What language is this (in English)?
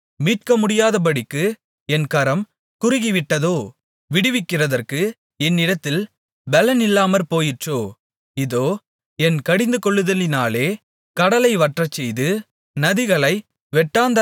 Tamil